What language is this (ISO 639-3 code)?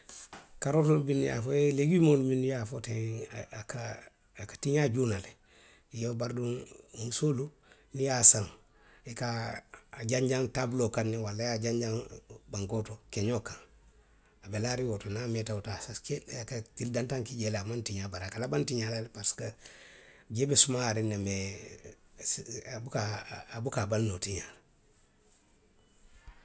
mlq